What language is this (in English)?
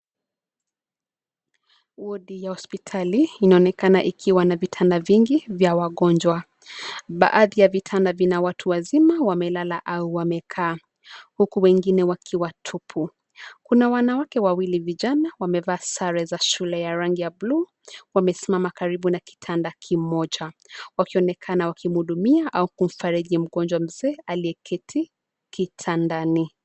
Swahili